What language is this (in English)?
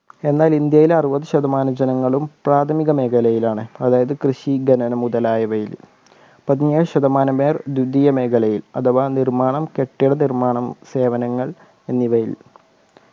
Malayalam